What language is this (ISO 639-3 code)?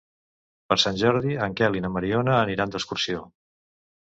cat